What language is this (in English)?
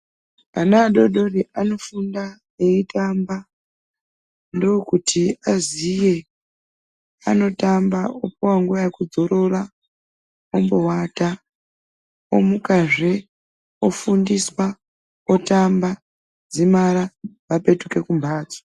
Ndau